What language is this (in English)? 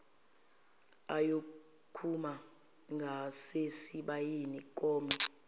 Zulu